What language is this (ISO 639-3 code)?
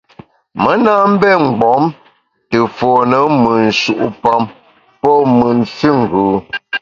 bax